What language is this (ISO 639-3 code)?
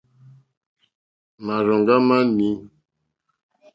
bri